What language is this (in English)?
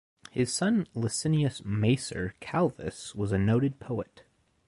English